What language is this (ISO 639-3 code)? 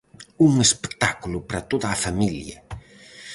glg